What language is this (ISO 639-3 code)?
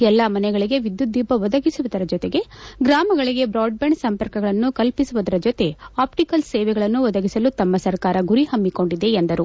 kan